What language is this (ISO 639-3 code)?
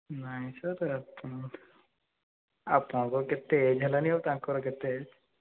ori